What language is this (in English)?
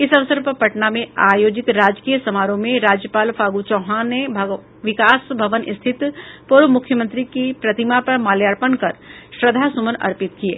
Hindi